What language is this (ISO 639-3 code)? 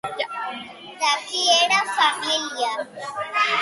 cat